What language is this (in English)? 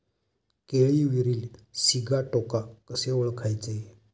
Marathi